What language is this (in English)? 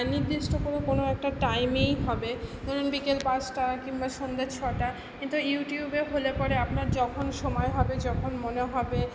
Bangla